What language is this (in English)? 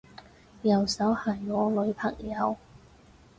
Cantonese